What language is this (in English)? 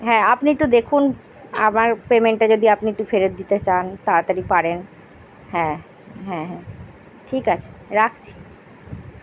Bangla